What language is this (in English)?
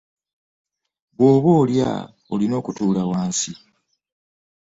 Ganda